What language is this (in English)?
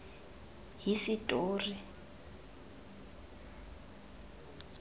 Tswana